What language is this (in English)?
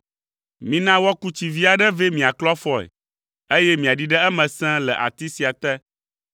Ewe